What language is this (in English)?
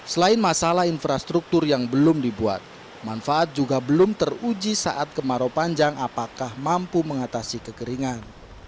Indonesian